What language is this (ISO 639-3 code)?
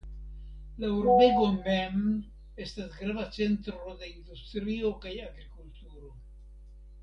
epo